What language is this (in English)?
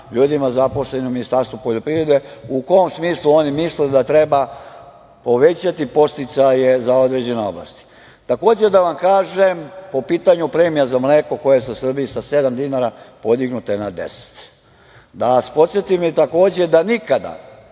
Serbian